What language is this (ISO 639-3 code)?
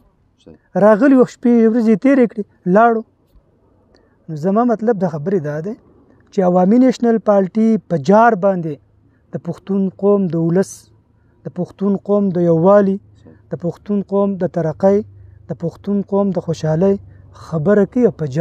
ara